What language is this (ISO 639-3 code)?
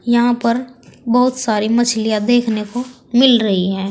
hin